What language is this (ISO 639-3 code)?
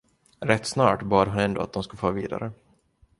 swe